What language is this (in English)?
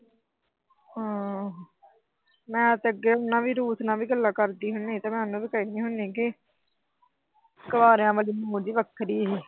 Punjabi